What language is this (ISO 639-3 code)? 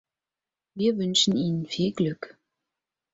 deu